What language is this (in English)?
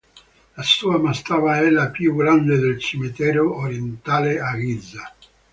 Italian